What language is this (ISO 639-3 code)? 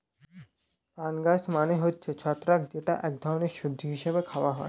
ben